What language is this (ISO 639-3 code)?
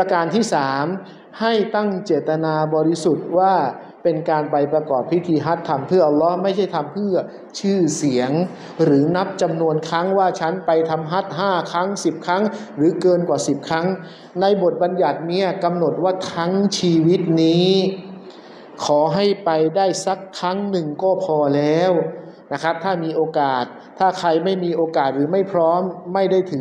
tha